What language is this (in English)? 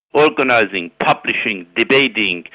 English